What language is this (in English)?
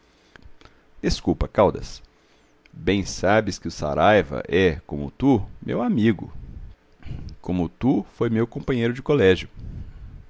Portuguese